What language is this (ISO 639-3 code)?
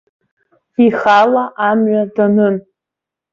abk